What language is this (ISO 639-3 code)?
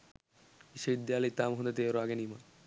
sin